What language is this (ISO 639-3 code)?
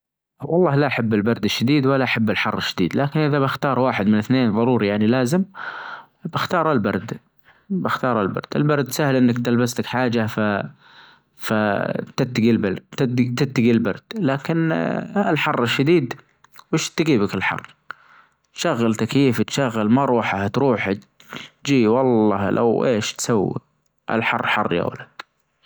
ars